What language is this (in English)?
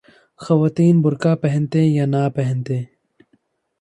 Urdu